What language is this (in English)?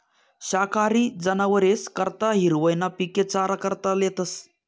Marathi